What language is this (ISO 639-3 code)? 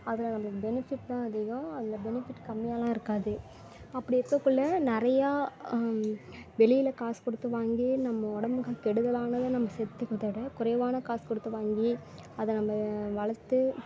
tam